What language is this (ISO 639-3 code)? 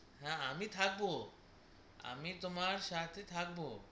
ben